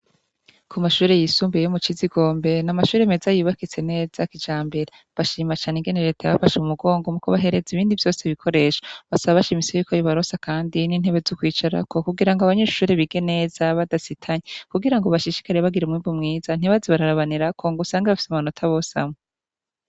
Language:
Rundi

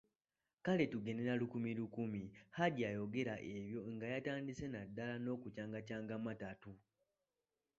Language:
Ganda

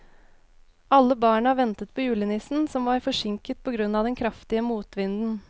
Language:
Norwegian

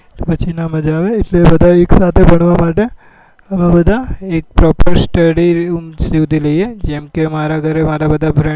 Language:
Gujarati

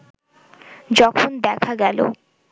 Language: Bangla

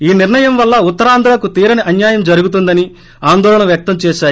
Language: Telugu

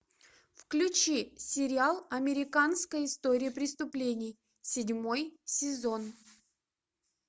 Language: Russian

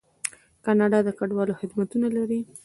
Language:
Pashto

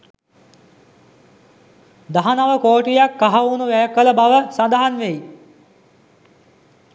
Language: Sinhala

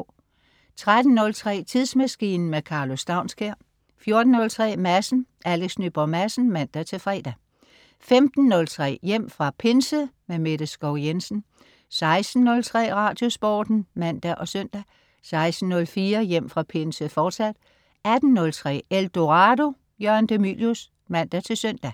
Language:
Danish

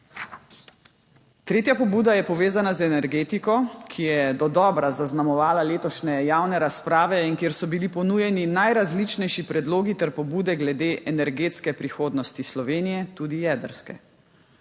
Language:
Slovenian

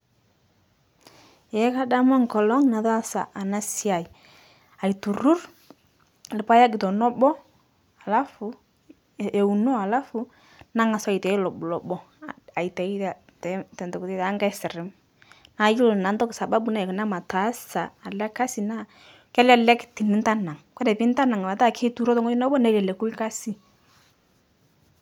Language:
Masai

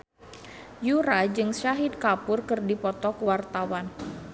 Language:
Sundanese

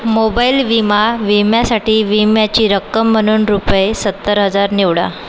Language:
Marathi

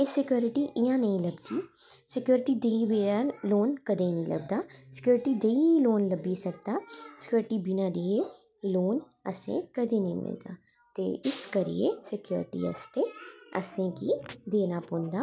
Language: Dogri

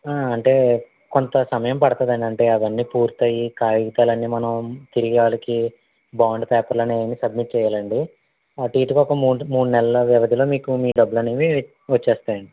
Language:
Telugu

